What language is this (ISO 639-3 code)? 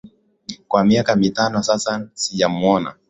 swa